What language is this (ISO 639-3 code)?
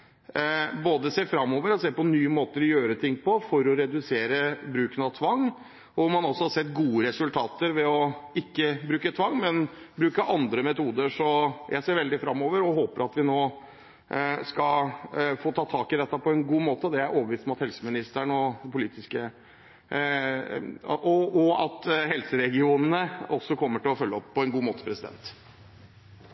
nob